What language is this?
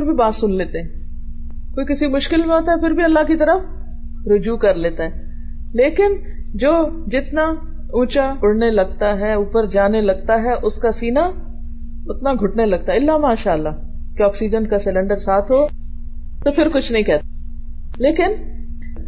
Urdu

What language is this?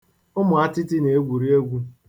Igbo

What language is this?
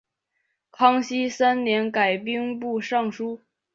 Chinese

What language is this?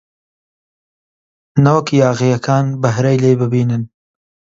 Central Kurdish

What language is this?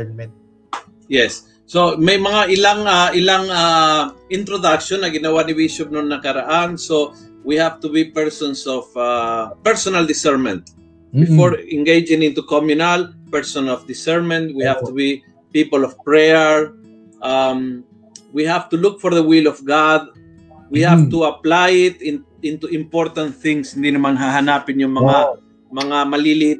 Filipino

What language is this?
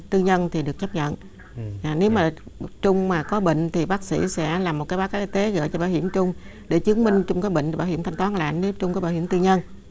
Vietnamese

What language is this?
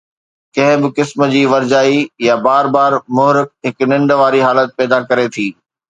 Sindhi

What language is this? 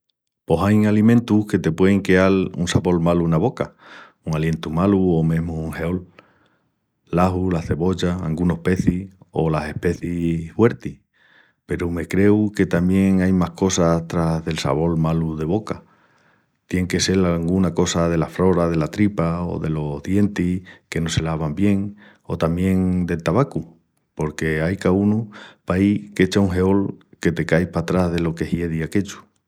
Extremaduran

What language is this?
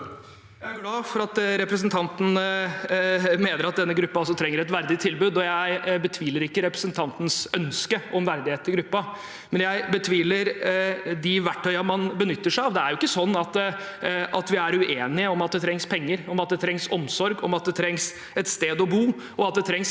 Norwegian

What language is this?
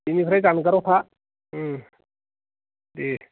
Bodo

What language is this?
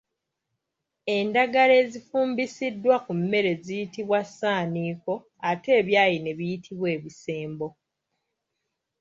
Ganda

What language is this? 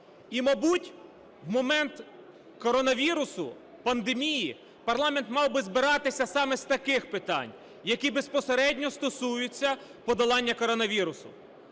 Ukrainian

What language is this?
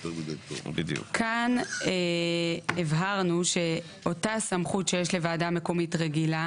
Hebrew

